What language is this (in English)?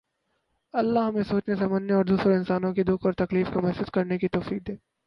Urdu